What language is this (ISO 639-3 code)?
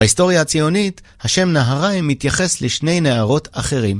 heb